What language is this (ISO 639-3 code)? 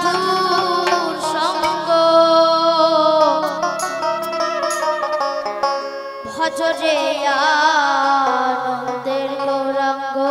ben